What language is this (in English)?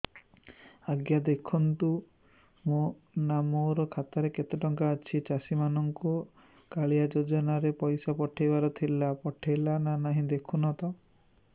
Odia